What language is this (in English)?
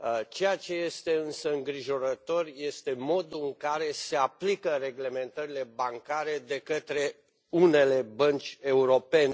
Romanian